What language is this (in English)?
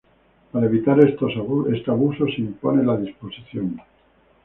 Spanish